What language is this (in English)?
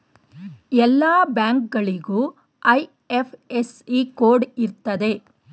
Kannada